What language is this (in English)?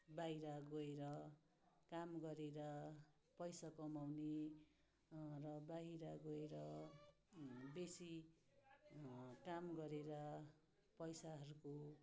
Nepali